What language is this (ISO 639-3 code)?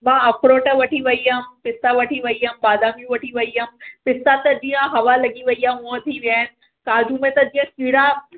snd